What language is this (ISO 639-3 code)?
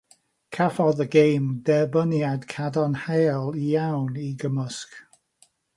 cym